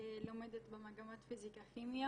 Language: Hebrew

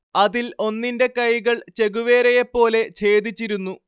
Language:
Malayalam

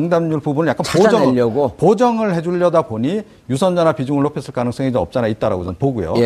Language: Korean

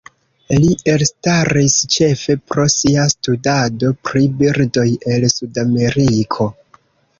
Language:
Esperanto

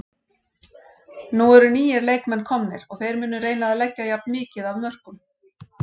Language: Icelandic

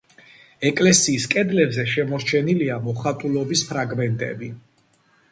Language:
Georgian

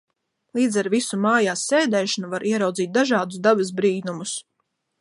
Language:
Latvian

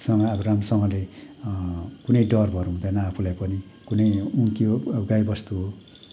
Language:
Nepali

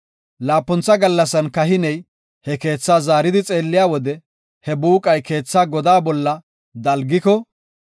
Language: Gofa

